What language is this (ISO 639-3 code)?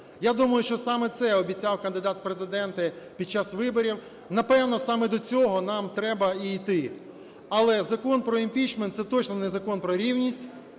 ukr